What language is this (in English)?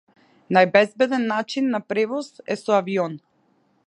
Macedonian